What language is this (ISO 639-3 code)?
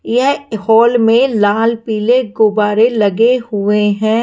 hin